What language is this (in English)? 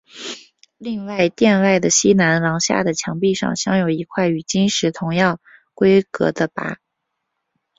Chinese